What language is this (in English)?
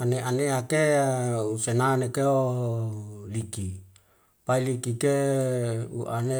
Wemale